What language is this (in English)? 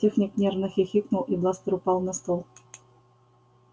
Russian